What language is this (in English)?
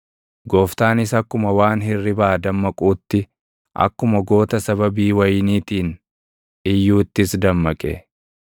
Oromo